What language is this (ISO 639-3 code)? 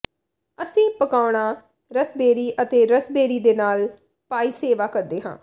pan